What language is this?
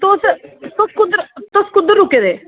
Dogri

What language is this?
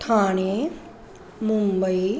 Sindhi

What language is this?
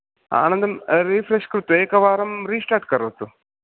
Sanskrit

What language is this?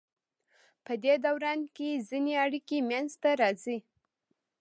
Pashto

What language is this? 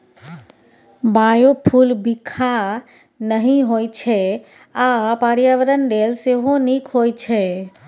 Maithili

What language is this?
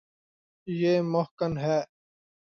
Urdu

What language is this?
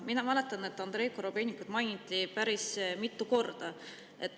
Estonian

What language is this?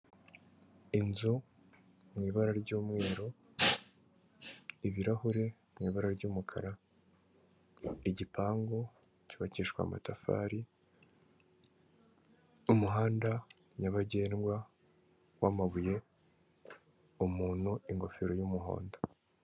Kinyarwanda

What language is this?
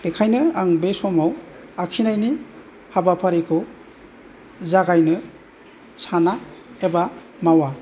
Bodo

